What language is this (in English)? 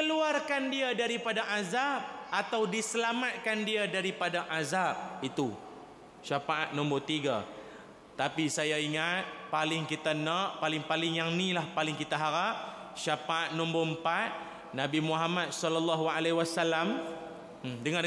Malay